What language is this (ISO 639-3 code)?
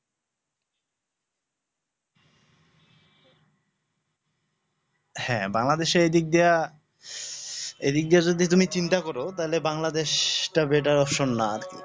ben